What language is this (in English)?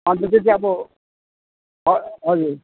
Nepali